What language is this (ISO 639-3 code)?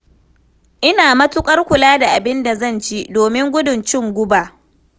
hau